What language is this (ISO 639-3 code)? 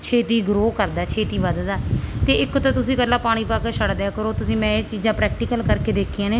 pan